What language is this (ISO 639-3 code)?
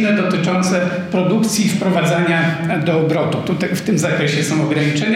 pol